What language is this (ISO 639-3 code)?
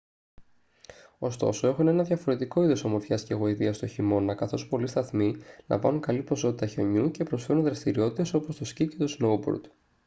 ell